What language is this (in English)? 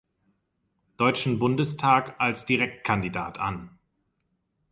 German